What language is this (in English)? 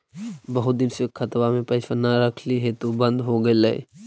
Magahi